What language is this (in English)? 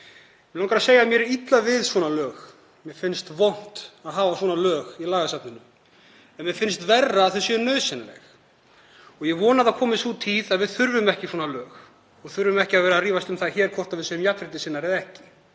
Icelandic